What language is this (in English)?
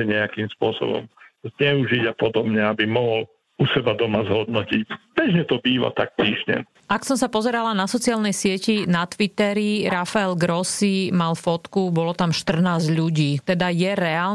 Slovak